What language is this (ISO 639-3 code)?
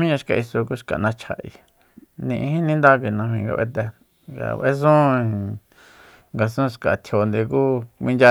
vmp